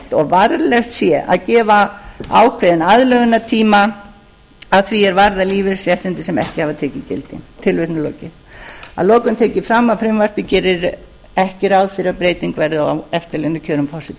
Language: Icelandic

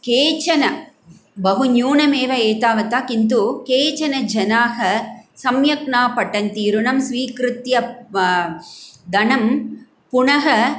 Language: Sanskrit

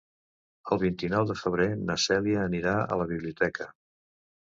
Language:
Catalan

